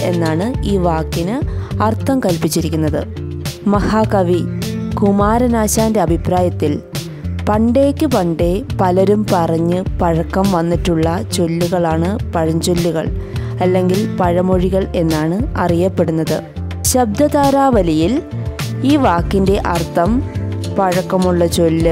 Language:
Malayalam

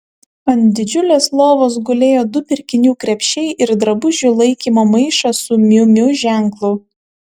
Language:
Lithuanian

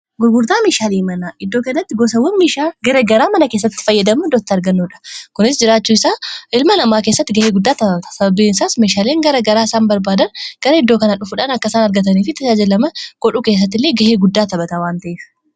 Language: Oromo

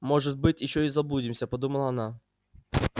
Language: Russian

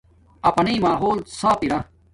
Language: Domaaki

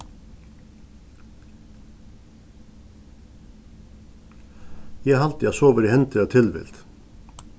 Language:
Faroese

